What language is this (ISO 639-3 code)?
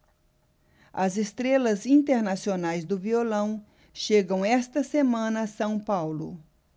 por